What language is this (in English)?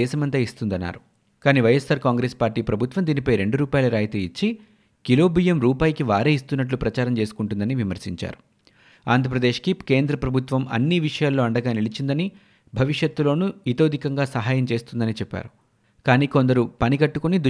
Telugu